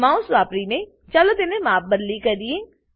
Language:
Gujarati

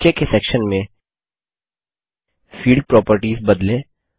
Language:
Hindi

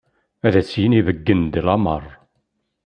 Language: Kabyle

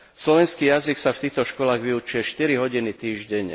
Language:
Slovak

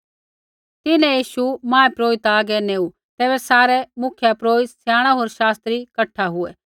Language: Kullu Pahari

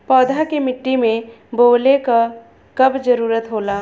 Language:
Bhojpuri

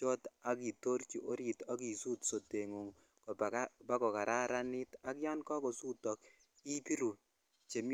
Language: Kalenjin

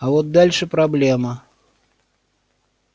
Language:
Russian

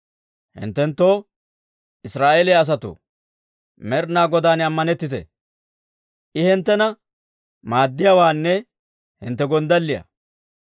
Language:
Dawro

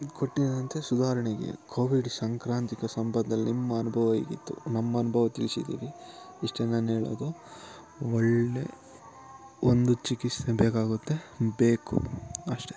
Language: Kannada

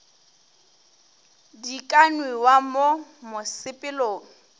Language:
Northern Sotho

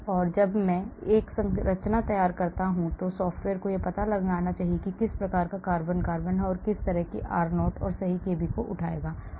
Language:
Hindi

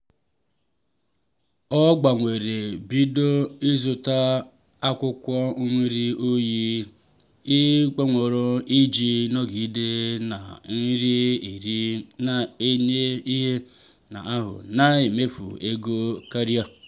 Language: Igbo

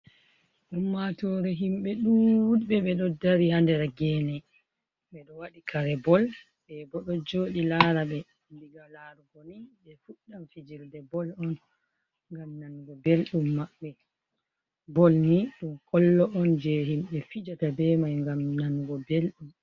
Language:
Fula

